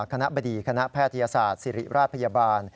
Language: Thai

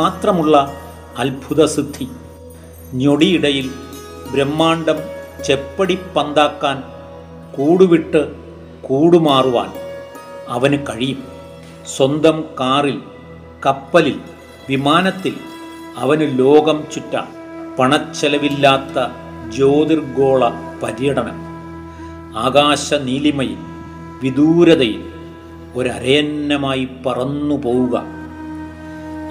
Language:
Malayalam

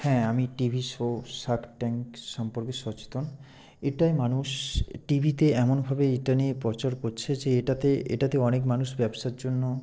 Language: Bangla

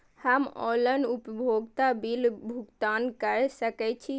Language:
Maithili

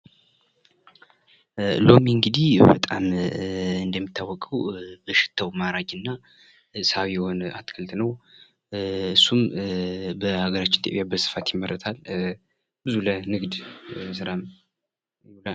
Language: Amharic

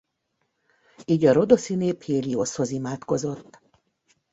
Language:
Hungarian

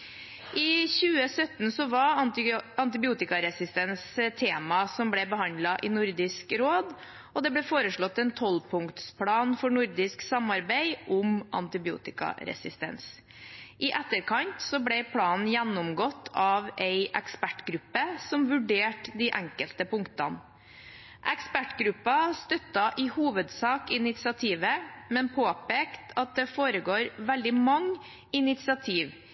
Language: Norwegian Bokmål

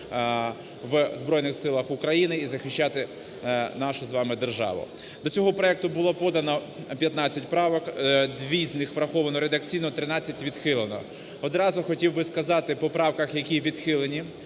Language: Ukrainian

